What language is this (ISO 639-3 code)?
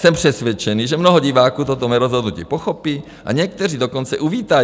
ces